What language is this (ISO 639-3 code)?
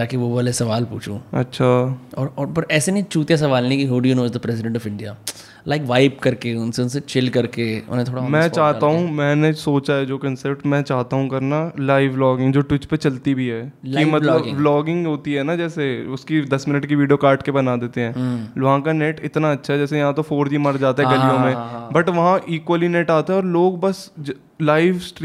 hin